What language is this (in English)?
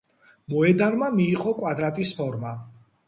Georgian